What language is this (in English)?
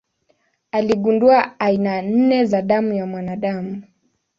Swahili